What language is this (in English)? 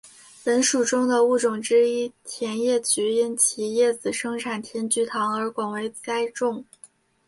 Chinese